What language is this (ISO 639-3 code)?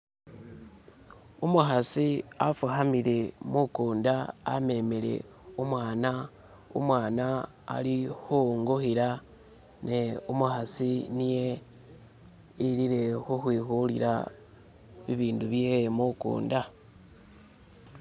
myx